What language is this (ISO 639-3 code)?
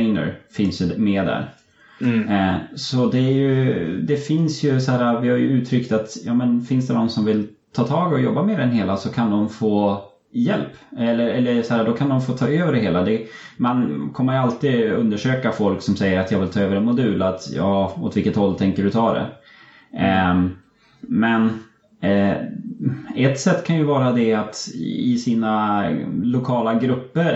swe